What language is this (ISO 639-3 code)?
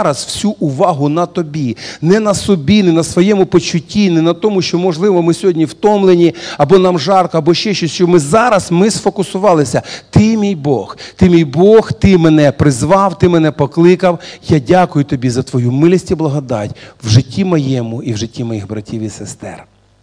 rus